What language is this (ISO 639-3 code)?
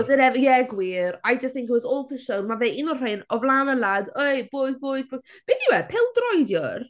cym